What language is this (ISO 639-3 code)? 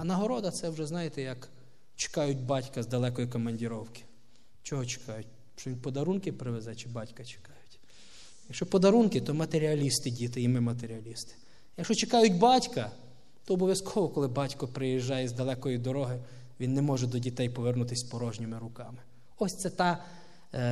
rus